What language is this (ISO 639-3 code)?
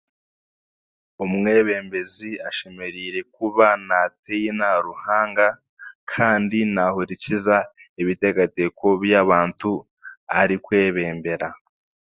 cgg